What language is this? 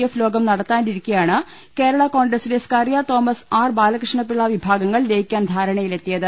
Malayalam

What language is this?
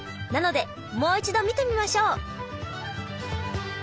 Japanese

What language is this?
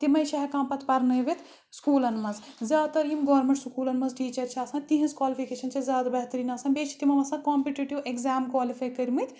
Kashmiri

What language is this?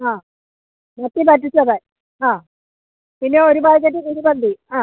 Malayalam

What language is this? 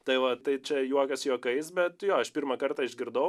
Lithuanian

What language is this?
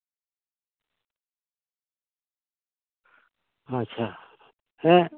Santali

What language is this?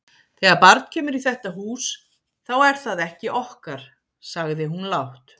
Icelandic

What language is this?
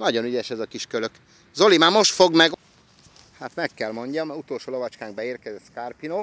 Hungarian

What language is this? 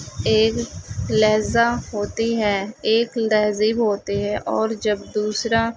Urdu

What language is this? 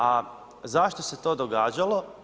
Croatian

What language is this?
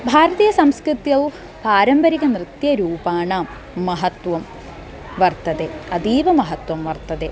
Sanskrit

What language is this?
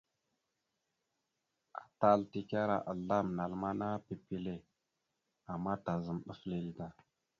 Mada (Cameroon)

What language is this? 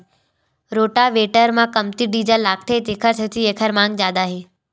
Chhattisgarhi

